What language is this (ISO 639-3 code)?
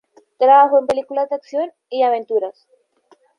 spa